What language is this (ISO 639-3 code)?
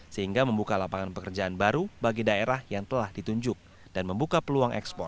ind